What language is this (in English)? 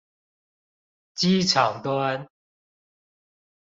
Chinese